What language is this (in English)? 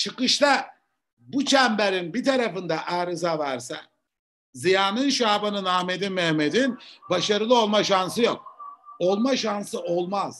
Turkish